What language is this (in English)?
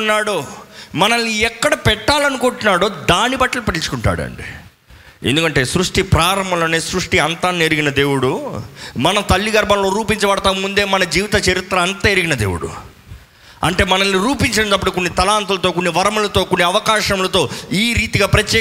Telugu